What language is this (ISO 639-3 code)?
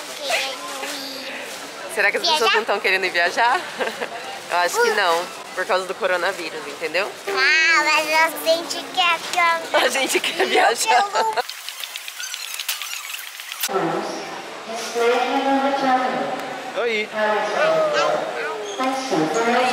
por